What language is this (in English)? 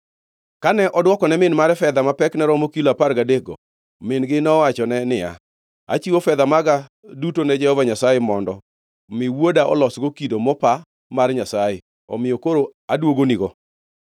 Luo (Kenya and Tanzania)